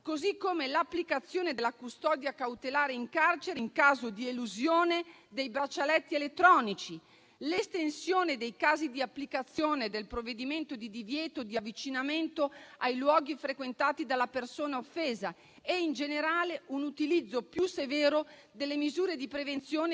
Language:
Italian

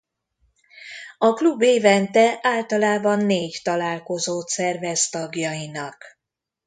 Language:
Hungarian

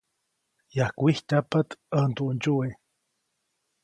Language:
Copainalá Zoque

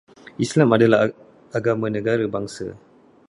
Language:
Malay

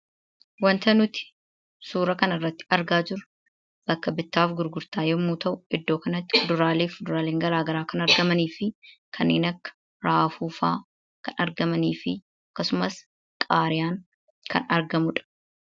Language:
Oromo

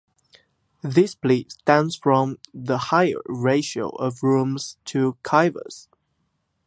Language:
English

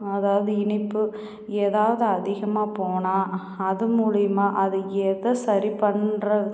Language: Tamil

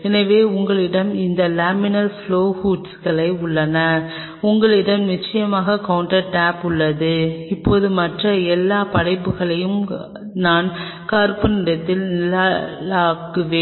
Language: Tamil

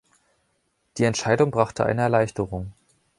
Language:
German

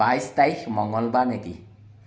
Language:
Assamese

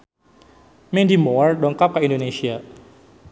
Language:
Sundanese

